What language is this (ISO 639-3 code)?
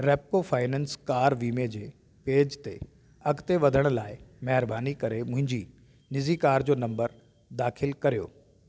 snd